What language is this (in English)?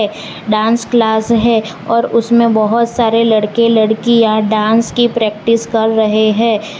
Hindi